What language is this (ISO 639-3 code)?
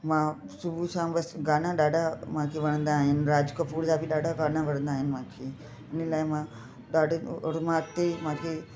snd